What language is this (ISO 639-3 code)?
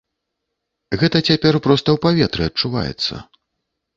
bel